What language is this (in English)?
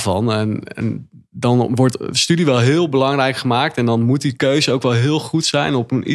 Dutch